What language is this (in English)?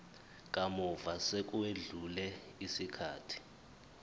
Zulu